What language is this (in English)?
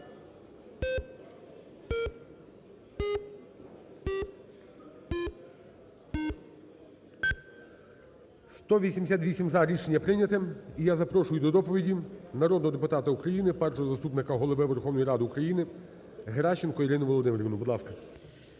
Ukrainian